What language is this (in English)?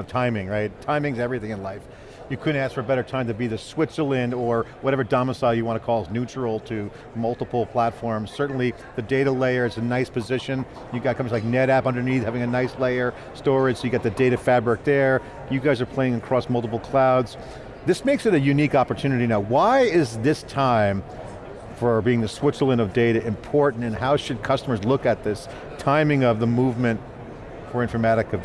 English